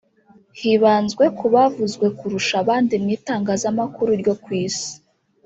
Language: Kinyarwanda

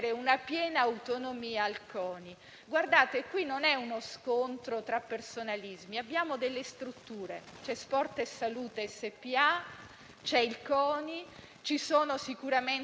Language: Italian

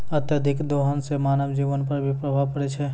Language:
Maithili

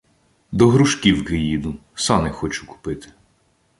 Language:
Ukrainian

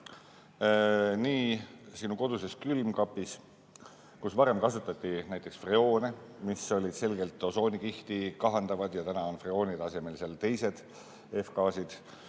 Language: Estonian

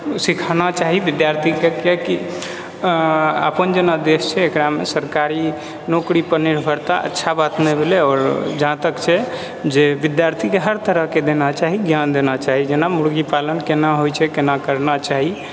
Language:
Maithili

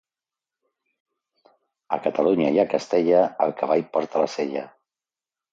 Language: Catalan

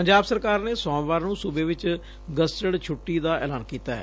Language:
Punjabi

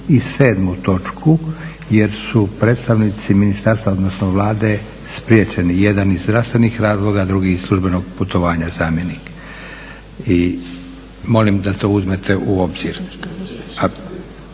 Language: Croatian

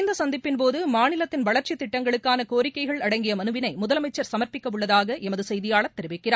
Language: Tamil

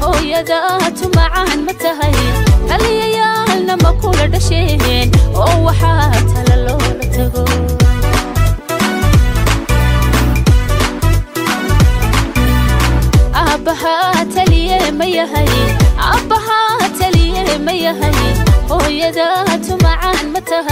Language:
Arabic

